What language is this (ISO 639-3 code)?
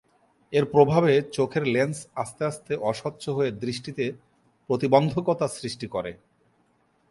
ben